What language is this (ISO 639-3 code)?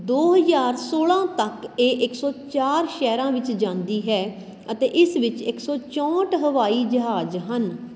pan